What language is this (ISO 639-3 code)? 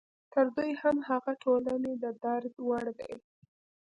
pus